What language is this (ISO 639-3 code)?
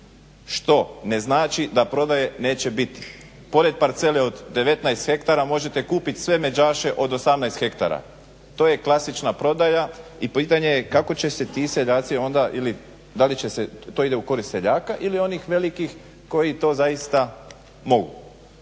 hrv